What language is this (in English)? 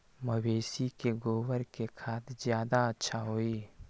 Magahi